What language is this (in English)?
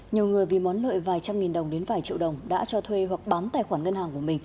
Vietnamese